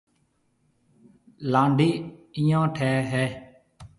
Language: Marwari (Pakistan)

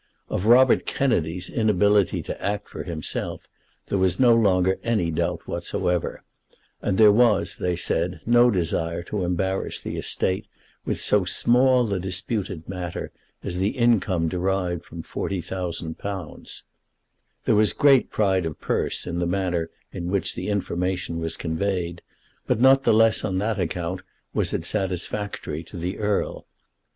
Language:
English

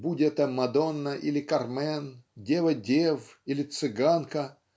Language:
Russian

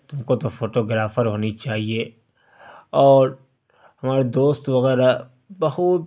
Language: Urdu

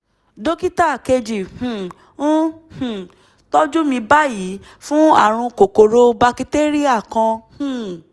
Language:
Yoruba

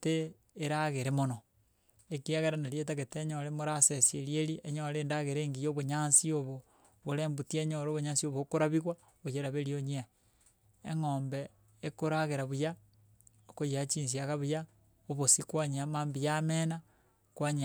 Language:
Gusii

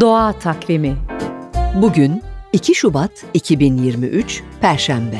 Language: Turkish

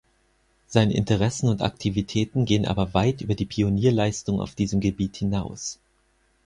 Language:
German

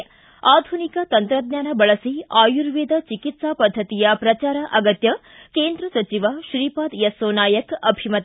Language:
Kannada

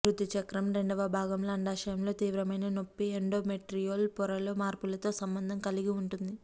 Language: Telugu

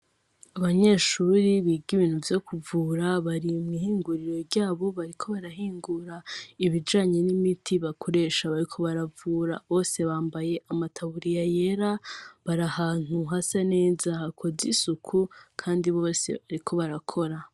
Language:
Rundi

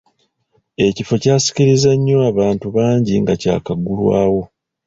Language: Ganda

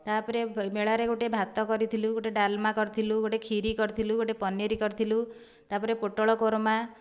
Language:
Odia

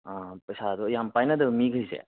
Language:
Manipuri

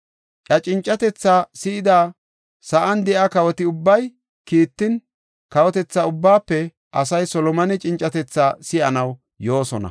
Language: Gofa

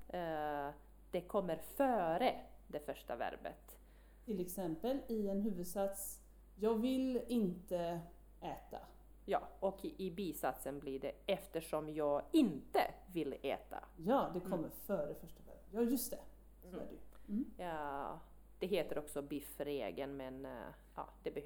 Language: Swedish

